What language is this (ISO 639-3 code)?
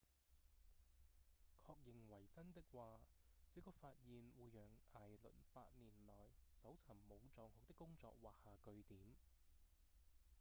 yue